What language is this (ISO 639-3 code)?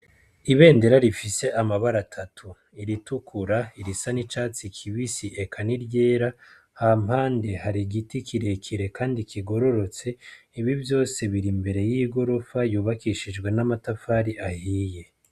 run